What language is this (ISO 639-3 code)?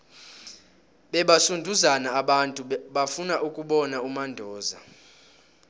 nbl